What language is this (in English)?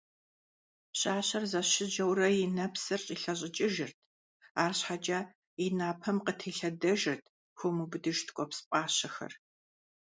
Kabardian